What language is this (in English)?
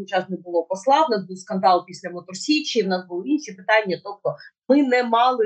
Ukrainian